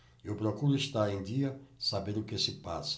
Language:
Portuguese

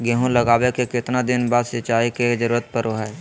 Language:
Magahi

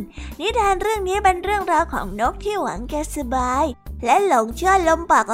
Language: Thai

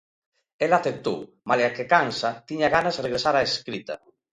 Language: Galician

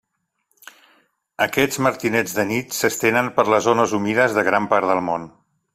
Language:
Catalan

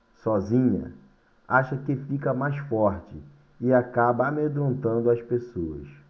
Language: Portuguese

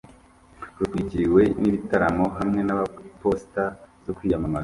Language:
Kinyarwanda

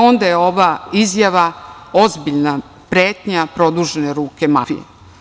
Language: Serbian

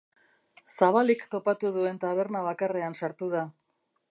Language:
Basque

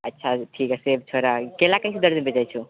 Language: Maithili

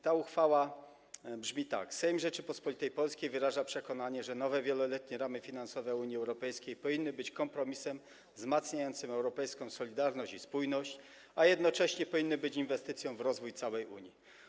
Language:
Polish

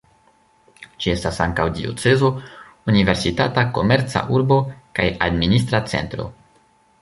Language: Esperanto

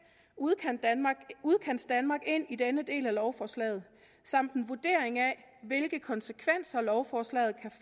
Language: Danish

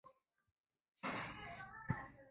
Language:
Chinese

